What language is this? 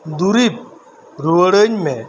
Santali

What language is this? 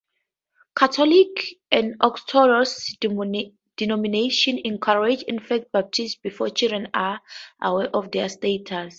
English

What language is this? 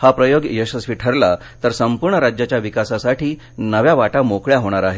Marathi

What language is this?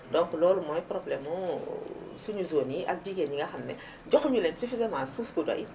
Wolof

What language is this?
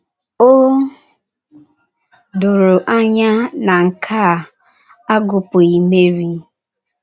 Igbo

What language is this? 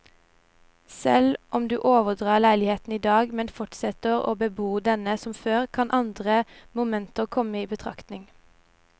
Norwegian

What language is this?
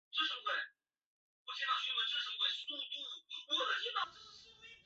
Chinese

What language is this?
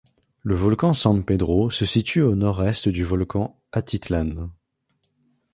French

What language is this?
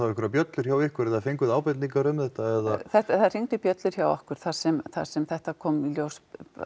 Icelandic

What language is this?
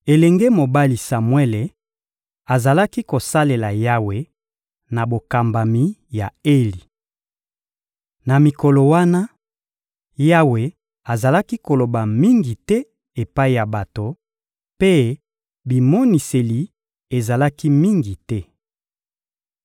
Lingala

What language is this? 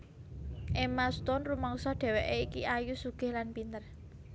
Javanese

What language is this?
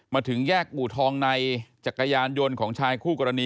Thai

